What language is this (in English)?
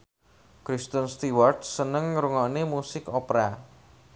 Javanese